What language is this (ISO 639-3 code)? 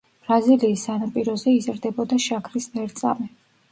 kat